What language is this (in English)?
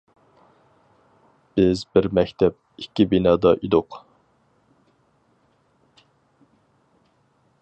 Uyghur